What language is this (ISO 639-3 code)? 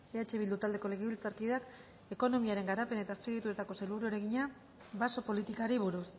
eus